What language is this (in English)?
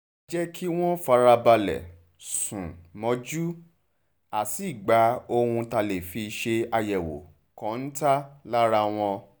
Yoruba